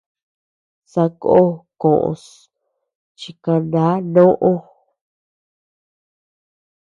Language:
Tepeuxila Cuicatec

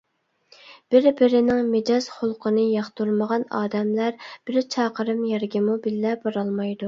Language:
Uyghur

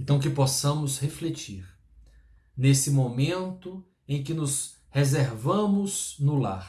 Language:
Portuguese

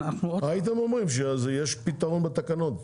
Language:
Hebrew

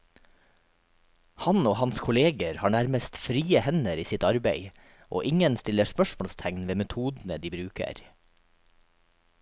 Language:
Norwegian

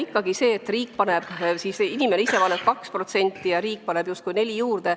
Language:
Estonian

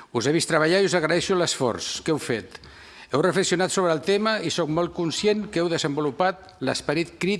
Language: Catalan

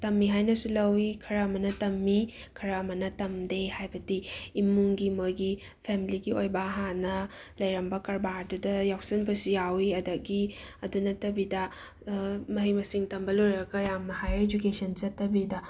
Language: Manipuri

